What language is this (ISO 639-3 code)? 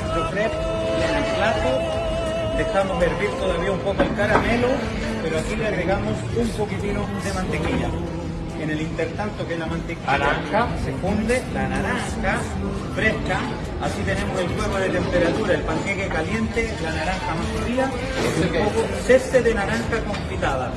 spa